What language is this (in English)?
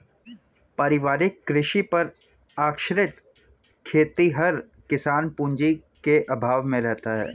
Hindi